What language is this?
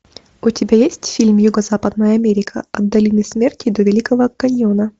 Russian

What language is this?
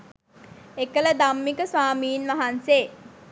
Sinhala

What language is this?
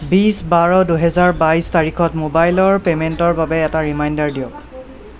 Assamese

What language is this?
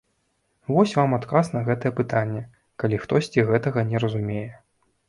Belarusian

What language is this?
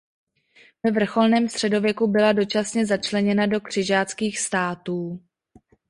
Czech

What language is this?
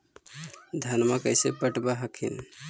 Magahi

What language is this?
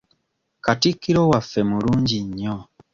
Ganda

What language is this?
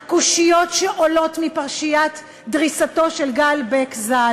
Hebrew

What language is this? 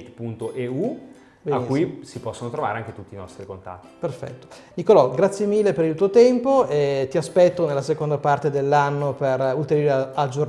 Italian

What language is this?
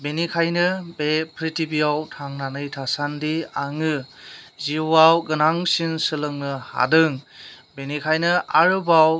Bodo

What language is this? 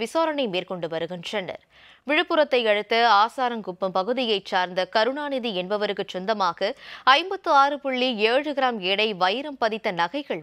Hindi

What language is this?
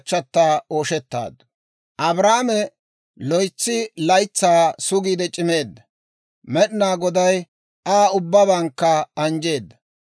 Dawro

